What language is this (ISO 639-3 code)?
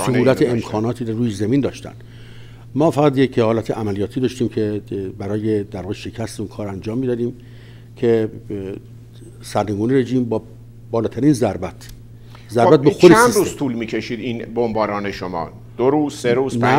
fas